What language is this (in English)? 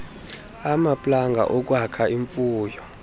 Xhosa